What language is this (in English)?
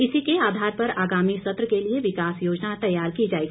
Hindi